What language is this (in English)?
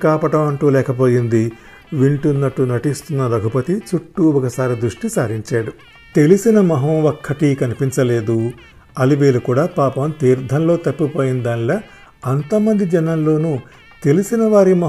Telugu